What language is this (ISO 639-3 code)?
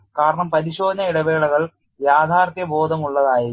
mal